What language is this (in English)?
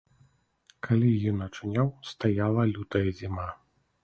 Belarusian